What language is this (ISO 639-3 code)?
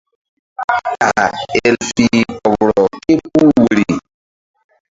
mdd